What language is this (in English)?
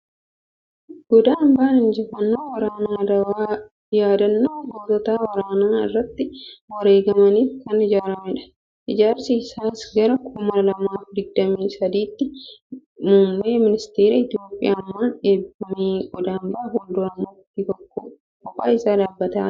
Oromo